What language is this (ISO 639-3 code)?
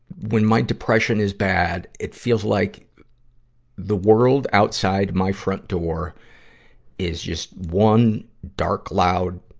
eng